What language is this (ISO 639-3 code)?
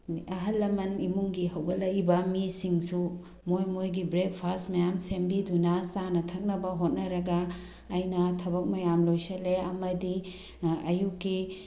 mni